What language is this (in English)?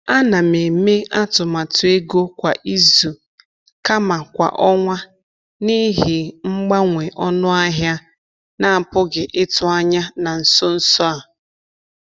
Igbo